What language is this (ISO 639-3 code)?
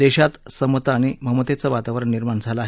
mar